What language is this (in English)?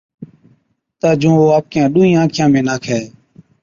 Od